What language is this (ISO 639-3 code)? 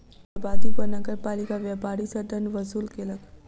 mai